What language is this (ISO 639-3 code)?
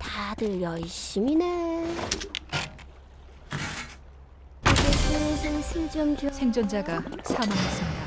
kor